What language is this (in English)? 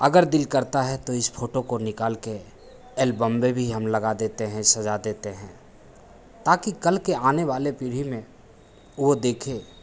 Hindi